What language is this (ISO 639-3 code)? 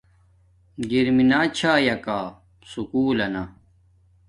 dmk